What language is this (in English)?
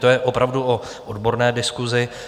Czech